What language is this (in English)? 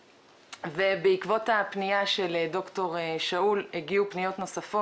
Hebrew